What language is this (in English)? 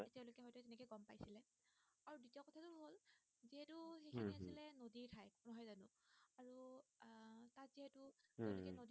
Assamese